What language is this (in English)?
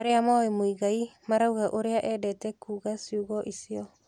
Kikuyu